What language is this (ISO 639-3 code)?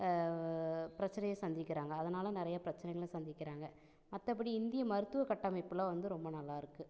tam